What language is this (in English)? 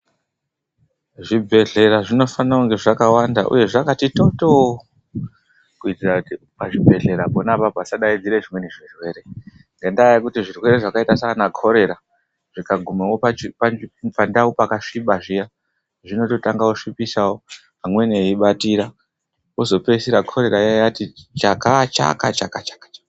Ndau